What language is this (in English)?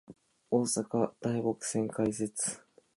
Japanese